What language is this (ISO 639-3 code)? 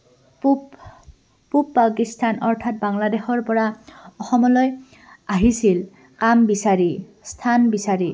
asm